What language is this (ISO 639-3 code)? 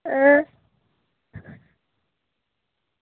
doi